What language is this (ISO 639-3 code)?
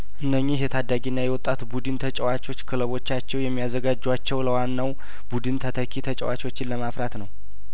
amh